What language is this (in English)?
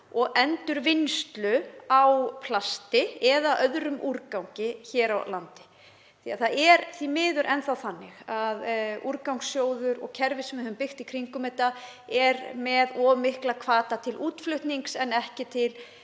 Icelandic